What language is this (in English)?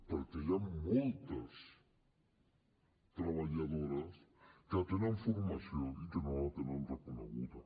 Catalan